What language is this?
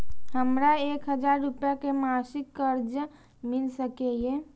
Maithili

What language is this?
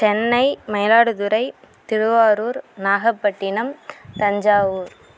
Tamil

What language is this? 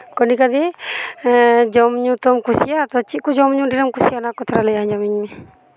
Santali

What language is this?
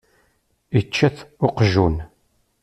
Kabyle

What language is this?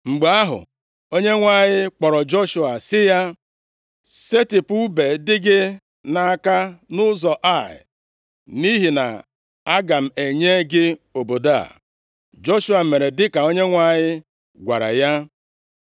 Igbo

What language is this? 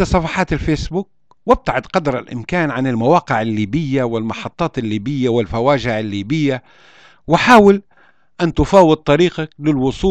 Arabic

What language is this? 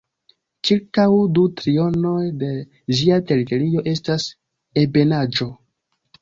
Esperanto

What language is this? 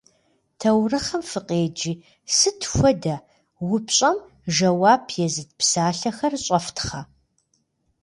Kabardian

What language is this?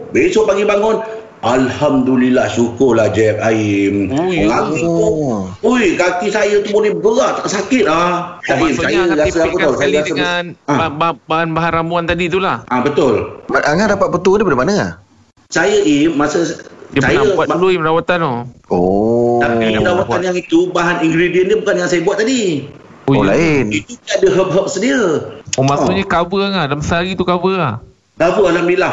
Malay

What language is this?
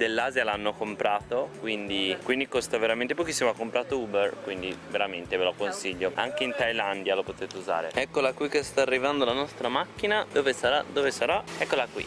Italian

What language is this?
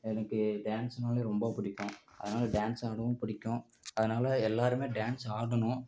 Tamil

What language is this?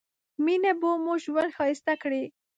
Pashto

